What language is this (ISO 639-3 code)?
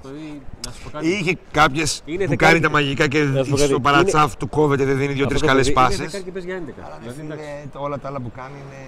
ell